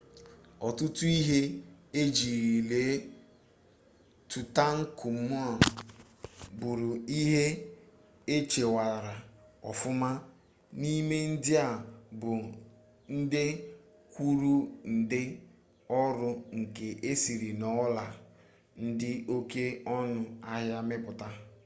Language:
Igbo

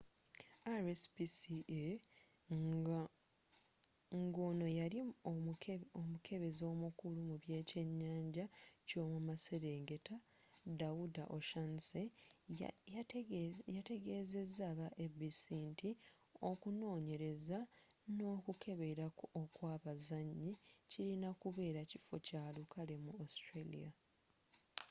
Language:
Ganda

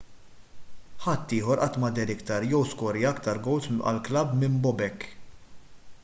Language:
Maltese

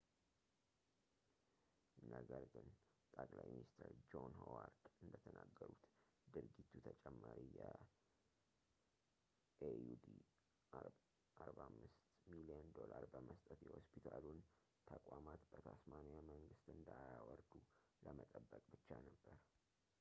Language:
Amharic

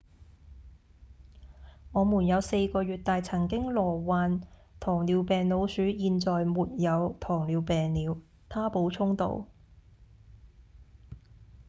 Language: Cantonese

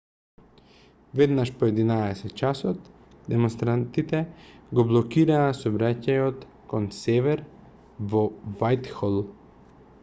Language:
Macedonian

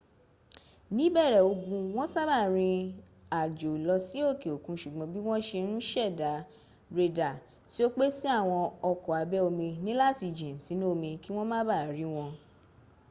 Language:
Yoruba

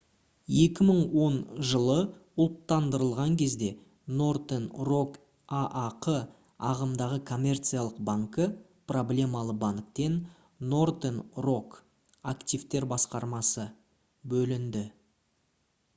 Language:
Kazakh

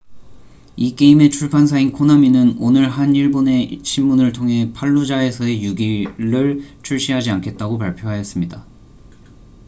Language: Korean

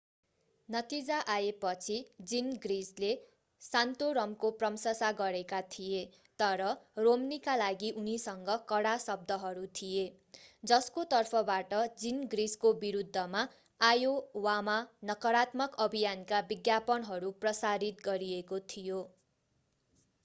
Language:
Nepali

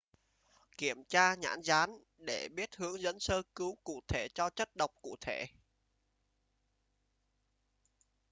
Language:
Vietnamese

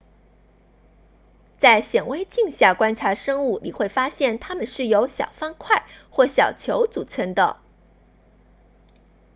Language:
Chinese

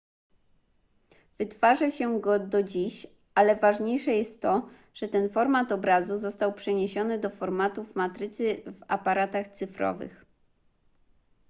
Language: Polish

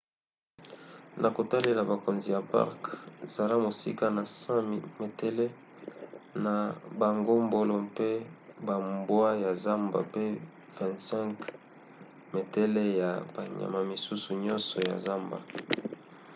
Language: Lingala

